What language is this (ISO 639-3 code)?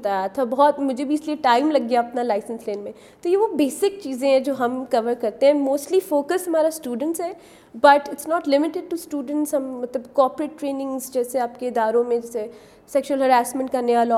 urd